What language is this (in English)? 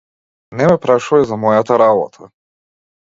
Macedonian